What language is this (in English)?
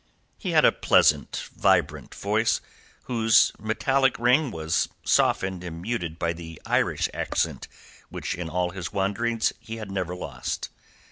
English